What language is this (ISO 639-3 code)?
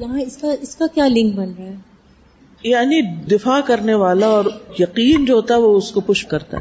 urd